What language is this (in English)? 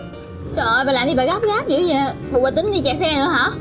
Vietnamese